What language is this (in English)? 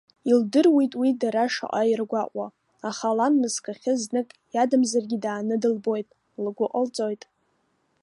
Abkhazian